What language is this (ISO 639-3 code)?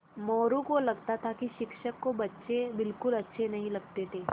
hin